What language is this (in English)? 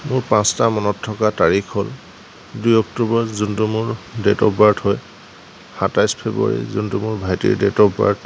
Assamese